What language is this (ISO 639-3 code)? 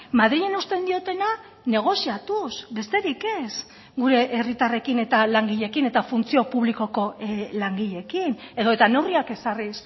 eus